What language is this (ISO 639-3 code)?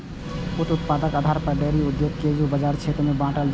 mai